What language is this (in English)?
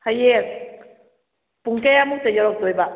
Manipuri